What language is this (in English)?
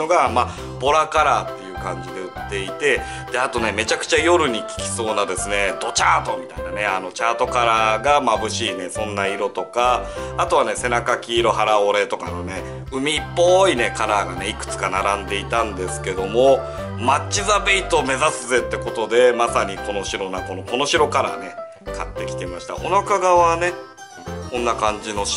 Japanese